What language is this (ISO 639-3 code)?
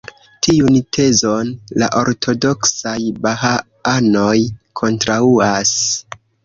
epo